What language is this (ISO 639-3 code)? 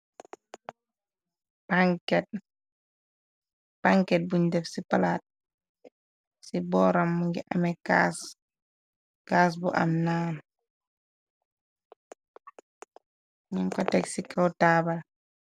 wol